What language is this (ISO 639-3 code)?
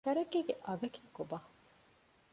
div